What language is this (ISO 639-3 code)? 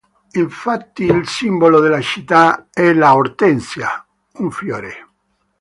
ita